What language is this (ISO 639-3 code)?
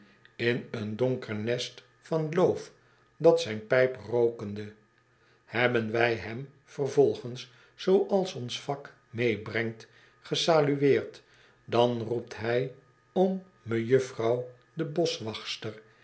nld